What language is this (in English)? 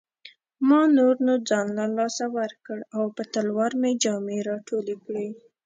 Pashto